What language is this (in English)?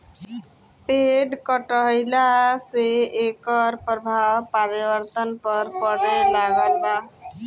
Bhojpuri